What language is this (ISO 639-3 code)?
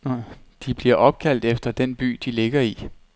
dan